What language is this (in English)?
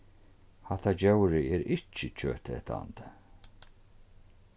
Faroese